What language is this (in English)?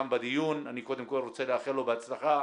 Hebrew